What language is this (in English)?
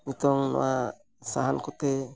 Santali